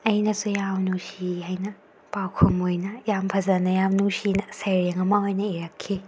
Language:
Manipuri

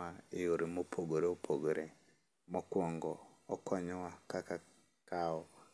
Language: Luo (Kenya and Tanzania)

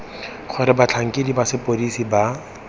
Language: Tswana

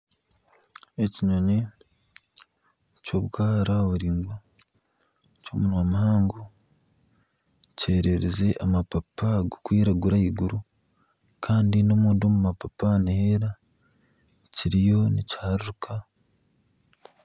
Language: Nyankole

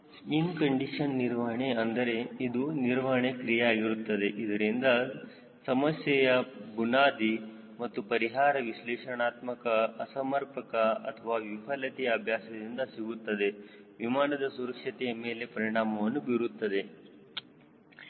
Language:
Kannada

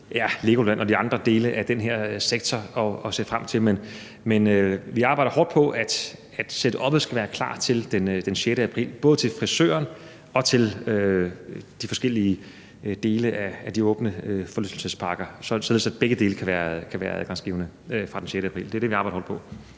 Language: Danish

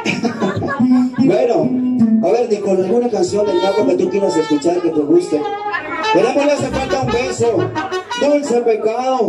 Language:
Spanish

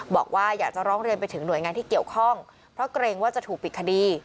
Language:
Thai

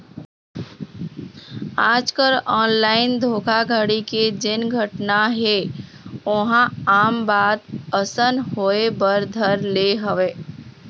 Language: Chhattisgarhi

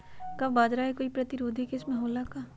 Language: Magahi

